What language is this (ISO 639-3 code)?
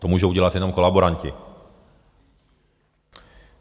ces